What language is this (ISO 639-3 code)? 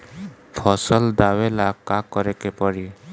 bho